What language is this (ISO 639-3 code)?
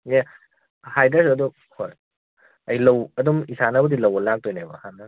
mni